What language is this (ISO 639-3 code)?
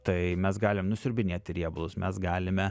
lit